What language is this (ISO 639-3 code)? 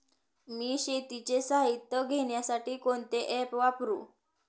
mar